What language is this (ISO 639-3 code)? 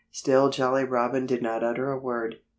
eng